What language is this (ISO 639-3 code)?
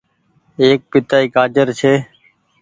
gig